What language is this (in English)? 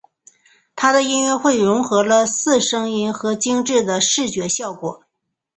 Chinese